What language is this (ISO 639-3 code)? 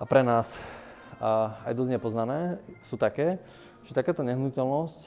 slk